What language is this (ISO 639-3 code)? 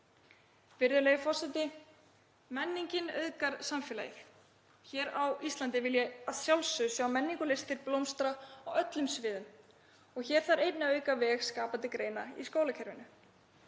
isl